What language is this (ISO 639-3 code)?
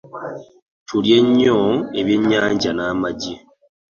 lug